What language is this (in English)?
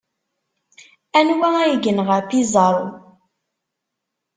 Kabyle